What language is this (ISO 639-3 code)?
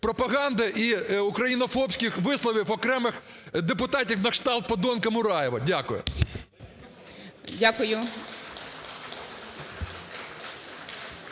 ukr